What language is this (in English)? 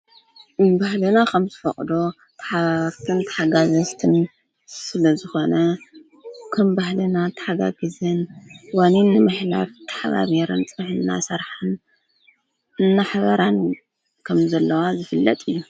Tigrinya